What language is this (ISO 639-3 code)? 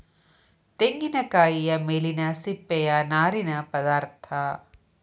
kan